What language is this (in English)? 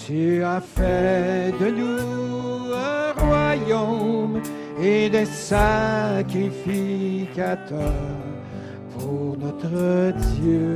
French